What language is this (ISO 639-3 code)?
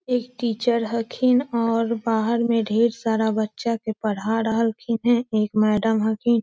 mag